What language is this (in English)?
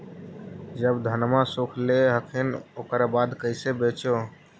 Magahi